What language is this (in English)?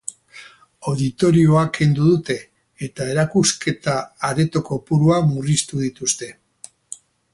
Basque